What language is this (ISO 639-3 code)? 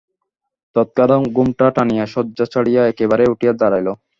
ben